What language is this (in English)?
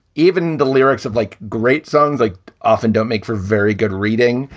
English